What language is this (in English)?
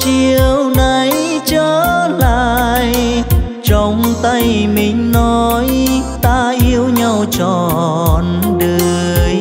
Vietnamese